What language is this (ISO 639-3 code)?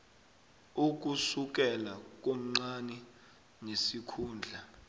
nbl